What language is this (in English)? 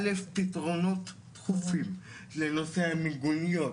Hebrew